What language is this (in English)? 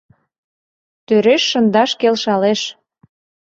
Mari